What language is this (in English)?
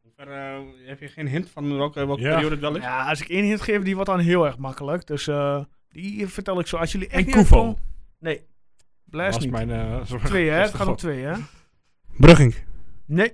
Dutch